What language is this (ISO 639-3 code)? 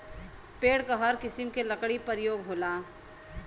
bho